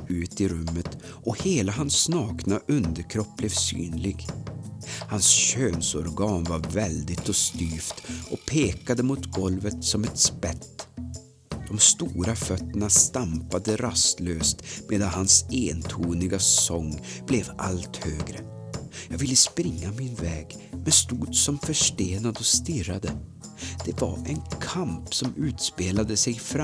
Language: Swedish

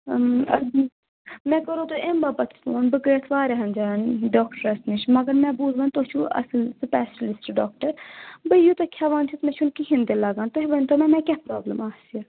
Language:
Kashmiri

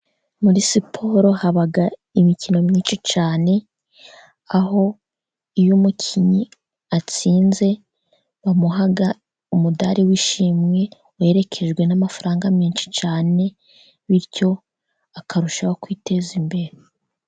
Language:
Kinyarwanda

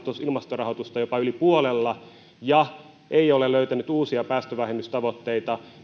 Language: Finnish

